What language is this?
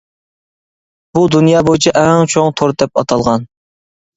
Uyghur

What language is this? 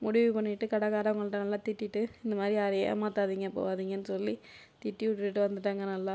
Tamil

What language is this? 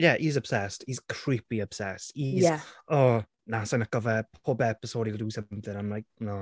Welsh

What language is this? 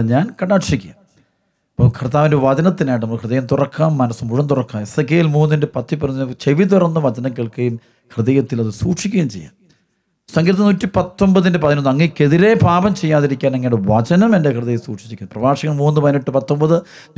Malayalam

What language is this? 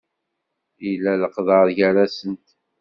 Kabyle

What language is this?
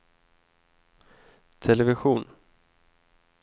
Swedish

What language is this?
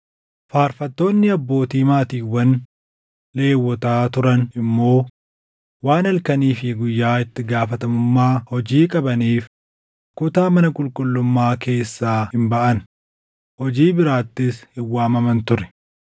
Oromo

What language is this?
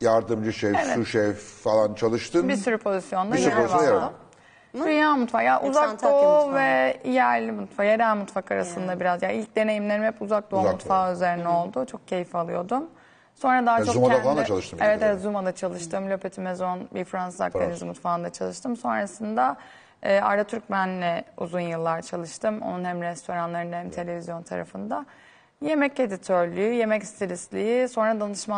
Turkish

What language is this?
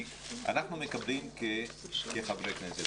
Hebrew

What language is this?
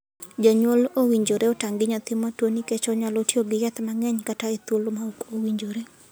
Luo (Kenya and Tanzania)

